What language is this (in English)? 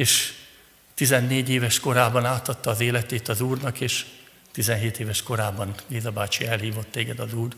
Hungarian